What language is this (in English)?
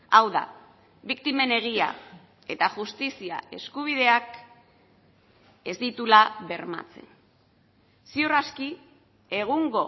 Basque